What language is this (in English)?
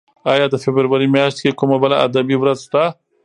Pashto